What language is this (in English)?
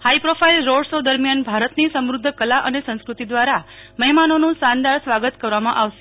Gujarati